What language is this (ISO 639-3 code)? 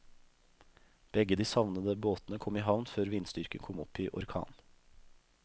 nor